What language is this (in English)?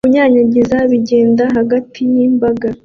Kinyarwanda